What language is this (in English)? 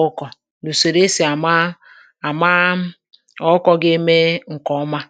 Igbo